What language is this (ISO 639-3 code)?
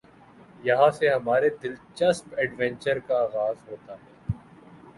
urd